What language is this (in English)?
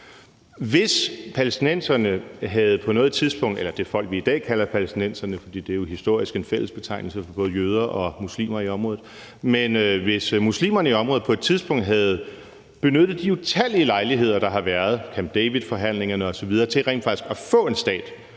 Danish